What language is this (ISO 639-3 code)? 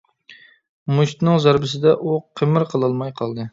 uig